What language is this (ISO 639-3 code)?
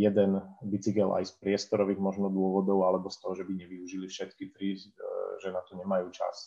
slk